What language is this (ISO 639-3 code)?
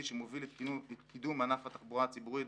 heb